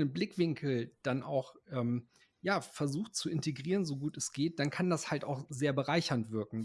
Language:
German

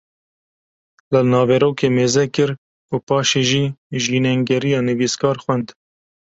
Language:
Kurdish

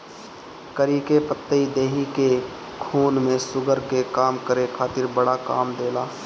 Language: Bhojpuri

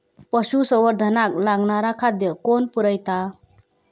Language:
Marathi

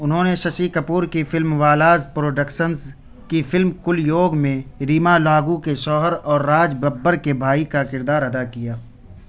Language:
Urdu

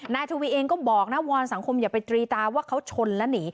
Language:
Thai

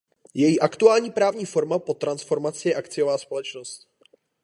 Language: Czech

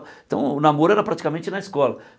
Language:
Portuguese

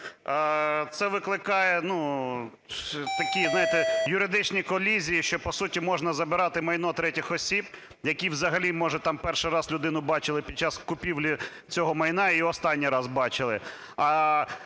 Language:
Ukrainian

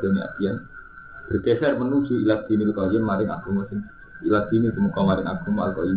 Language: Indonesian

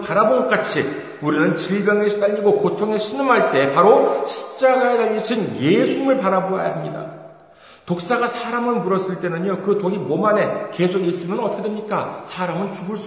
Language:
Korean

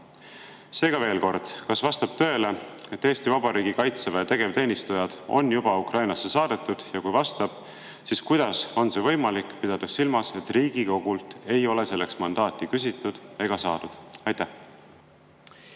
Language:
Estonian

